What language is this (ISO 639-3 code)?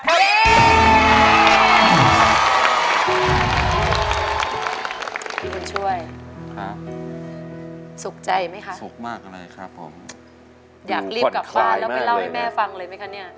tha